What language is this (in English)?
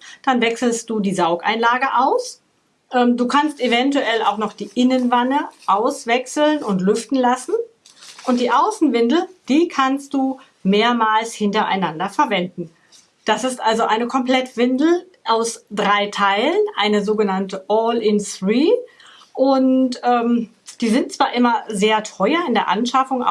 German